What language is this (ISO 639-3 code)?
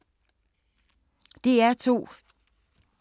dan